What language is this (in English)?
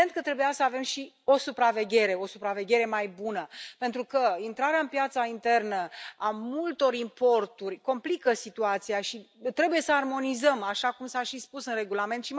Romanian